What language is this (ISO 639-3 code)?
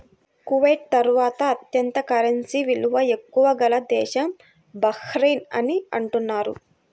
tel